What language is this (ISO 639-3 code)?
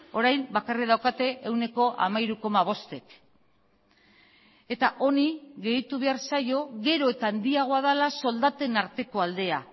eus